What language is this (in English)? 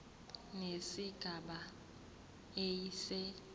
Zulu